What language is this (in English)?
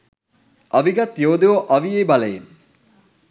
Sinhala